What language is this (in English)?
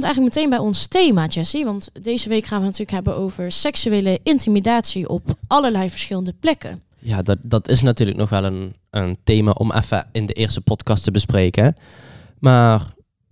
Dutch